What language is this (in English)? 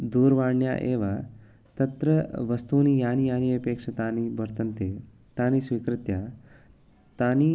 Sanskrit